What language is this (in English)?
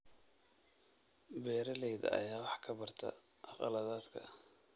Somali